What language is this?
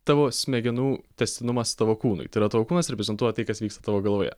Lithuanian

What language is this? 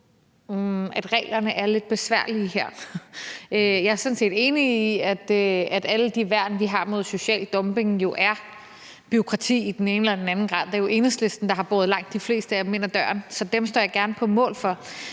Danish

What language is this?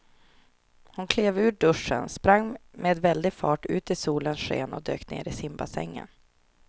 Swedish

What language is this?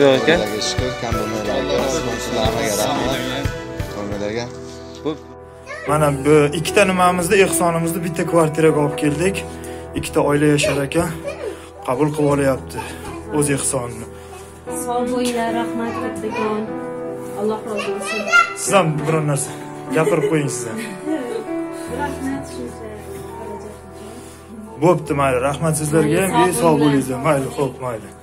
Turkish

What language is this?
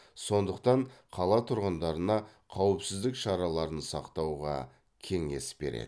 Kazakh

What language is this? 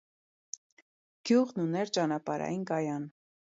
Armenian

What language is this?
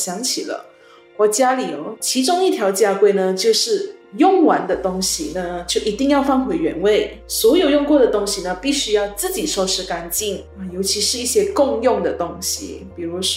Chinese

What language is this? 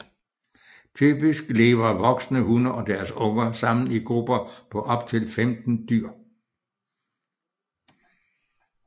Danish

